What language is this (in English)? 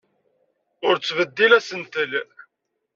Kabyle